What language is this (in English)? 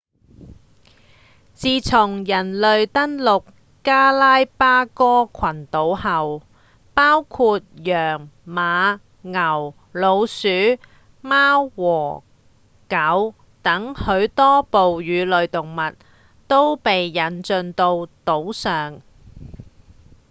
Cantonese